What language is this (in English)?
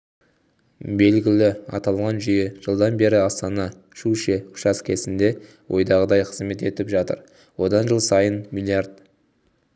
Kazakh